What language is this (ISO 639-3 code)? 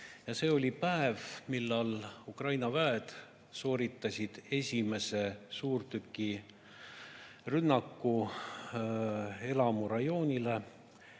est